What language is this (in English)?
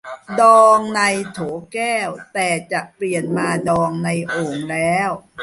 Thai